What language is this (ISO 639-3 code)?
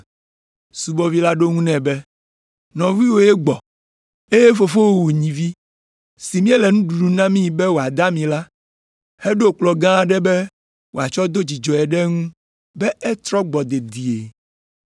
ewe